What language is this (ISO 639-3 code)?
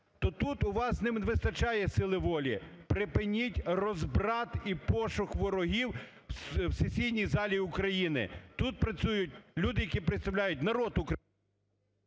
ukr